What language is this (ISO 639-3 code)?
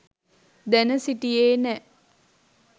sin